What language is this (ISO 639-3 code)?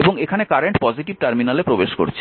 ben